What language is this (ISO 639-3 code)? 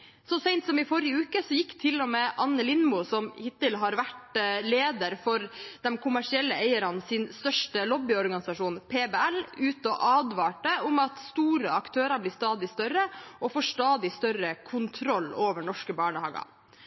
nob